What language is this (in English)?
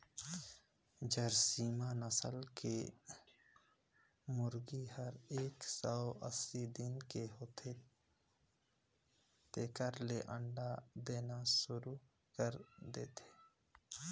Chhattisgarhi